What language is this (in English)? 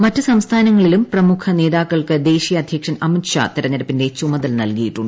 Malayalam